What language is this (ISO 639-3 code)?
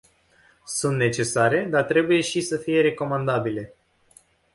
ron